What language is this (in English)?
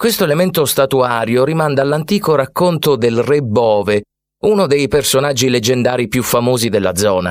Italian